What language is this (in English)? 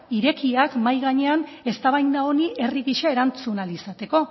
Basque